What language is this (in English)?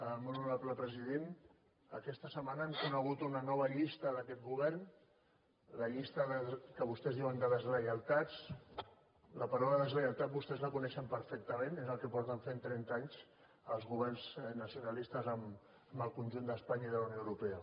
Catalan